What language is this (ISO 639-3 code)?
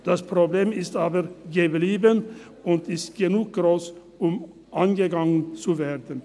gsw